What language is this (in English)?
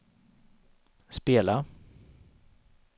Swedish